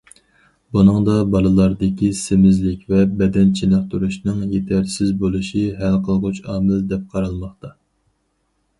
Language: Uyghur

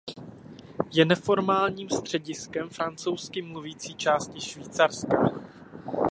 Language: Czech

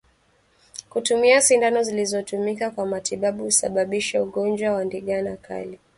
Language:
Swahili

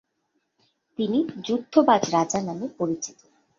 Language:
Bangla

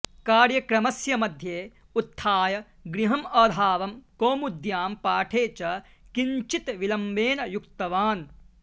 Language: Sanskrit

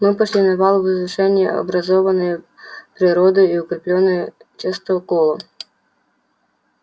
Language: Russian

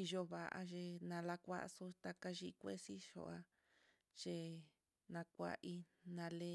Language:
Mitlatongo Mixtec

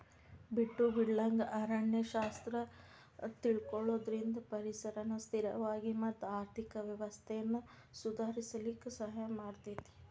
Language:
Kannada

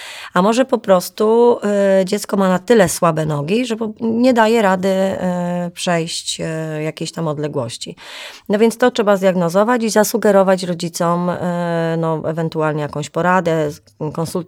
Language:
Polish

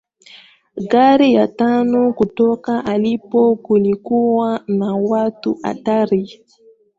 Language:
Swahili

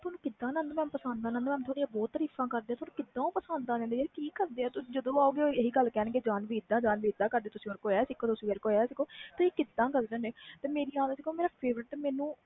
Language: Punjabi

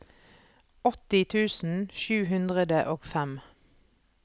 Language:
Norwegian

